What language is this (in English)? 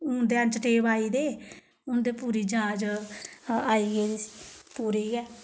Dogri